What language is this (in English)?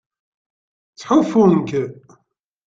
Kabyle